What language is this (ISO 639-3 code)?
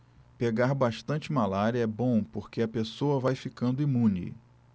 por